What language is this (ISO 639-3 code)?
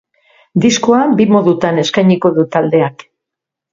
eus